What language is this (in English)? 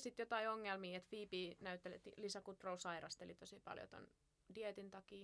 Finnish